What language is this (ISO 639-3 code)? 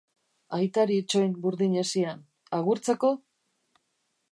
eus